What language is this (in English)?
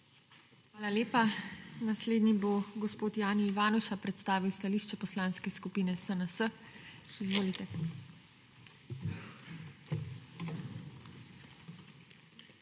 Slovenian